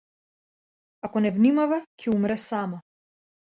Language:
Macedonian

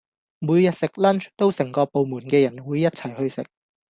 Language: Cantonese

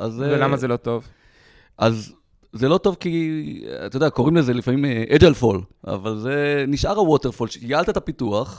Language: Hebrew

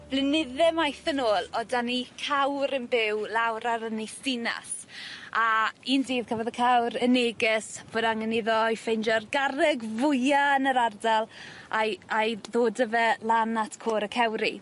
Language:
Welsh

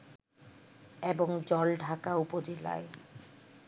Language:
Bangla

